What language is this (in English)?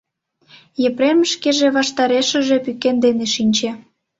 Mari